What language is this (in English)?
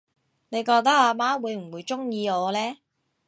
Cantonese